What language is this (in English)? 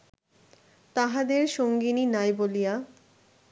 Bangla